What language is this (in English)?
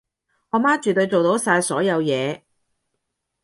Cantonese